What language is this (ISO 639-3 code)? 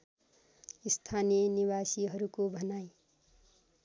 nep